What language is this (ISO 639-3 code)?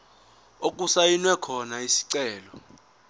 zul